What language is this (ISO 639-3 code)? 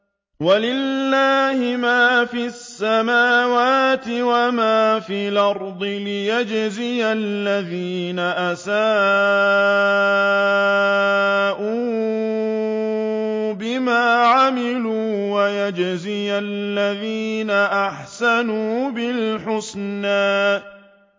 ara